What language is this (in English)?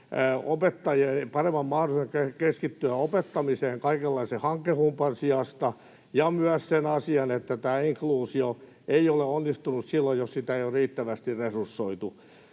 Finnish